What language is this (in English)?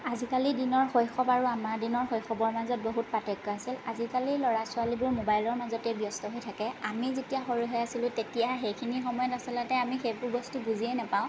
Assamese